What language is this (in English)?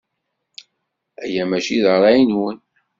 Kabyle